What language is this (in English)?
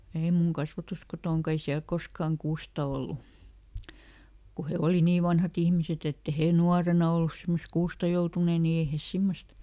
Finnish